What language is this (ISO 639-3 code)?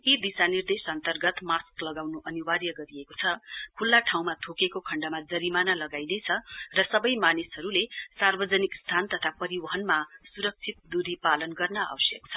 nep